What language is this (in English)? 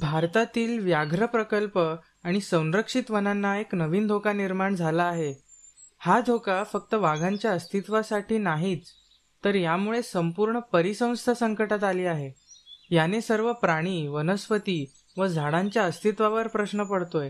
Marathi